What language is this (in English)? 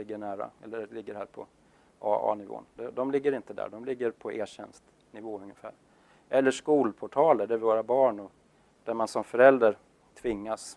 Swedish